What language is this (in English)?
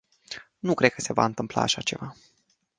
Romanian